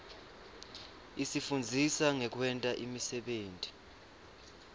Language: Swati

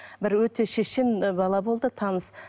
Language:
Kazakh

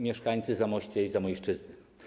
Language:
Polish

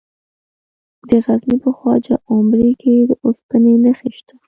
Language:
Pashto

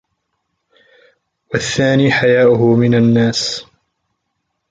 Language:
Arabic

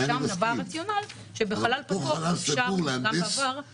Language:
Hebrew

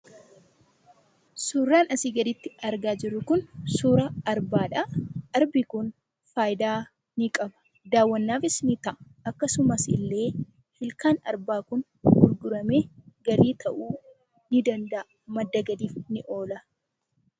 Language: Oromo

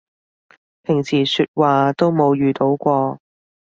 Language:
Cantonese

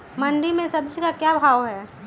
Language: Magahi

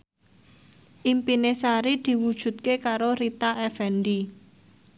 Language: Javanese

